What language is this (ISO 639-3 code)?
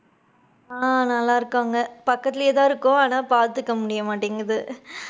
tam